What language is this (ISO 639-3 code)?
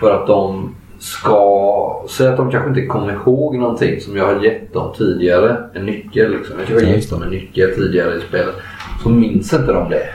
swe